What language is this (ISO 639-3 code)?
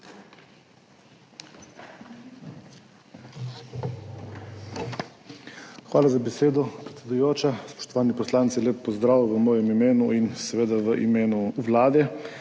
slv